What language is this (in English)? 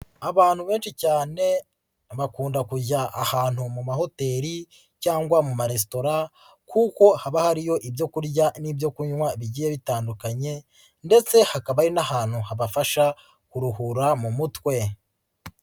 Kinyarwanda